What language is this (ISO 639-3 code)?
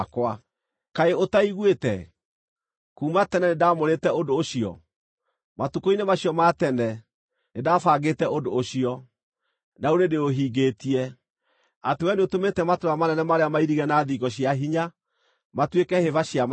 kik